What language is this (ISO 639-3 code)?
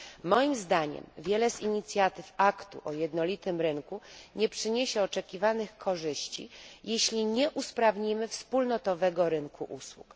pol